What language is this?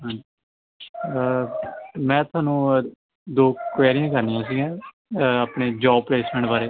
Punjabi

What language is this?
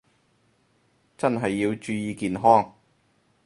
Cantonese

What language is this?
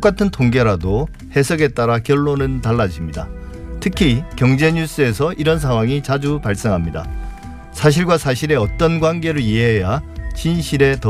Korean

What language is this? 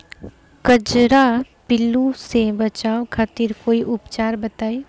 Bhojpuri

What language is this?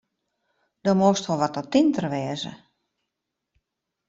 Western Frisian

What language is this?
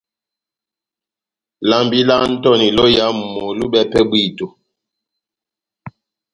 Batanga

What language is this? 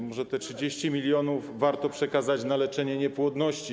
Polish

